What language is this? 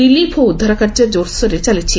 Odia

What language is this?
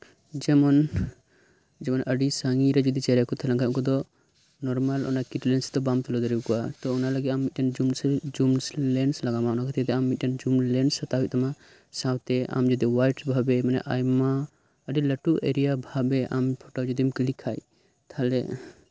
Santali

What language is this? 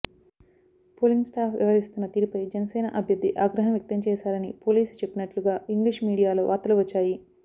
Telugu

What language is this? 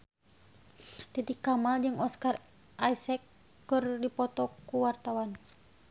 Sundanese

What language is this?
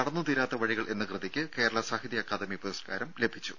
Malayalam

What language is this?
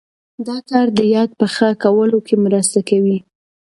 Pashto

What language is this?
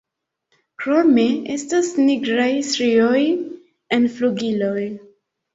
Esperanto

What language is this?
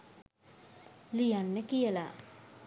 Sinhala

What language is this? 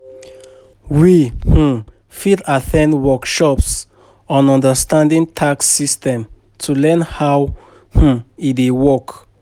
Nigerian Pidgin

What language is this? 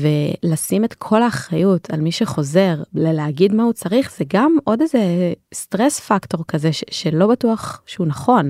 Hebrew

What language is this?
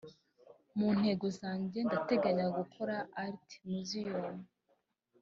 Kinyarwanda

